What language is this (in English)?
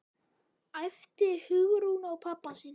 Icelandic